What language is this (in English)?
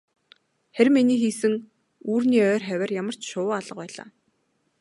Mongolian